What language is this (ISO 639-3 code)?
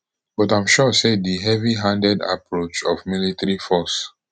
pcm